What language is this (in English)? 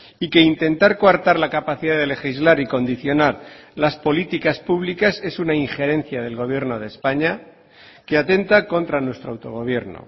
Spanish